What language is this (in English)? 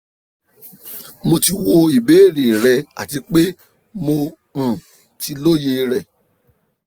Yoruba